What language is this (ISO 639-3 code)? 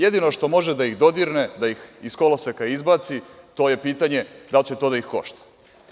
srp